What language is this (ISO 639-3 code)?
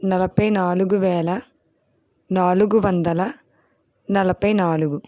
tel